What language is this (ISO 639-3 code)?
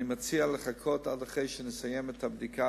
heb